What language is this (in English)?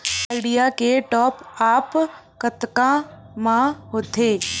Chhattisgarhi